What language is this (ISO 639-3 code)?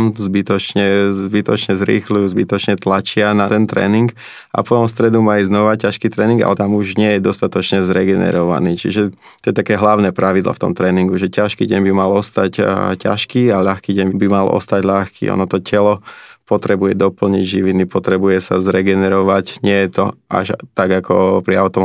slk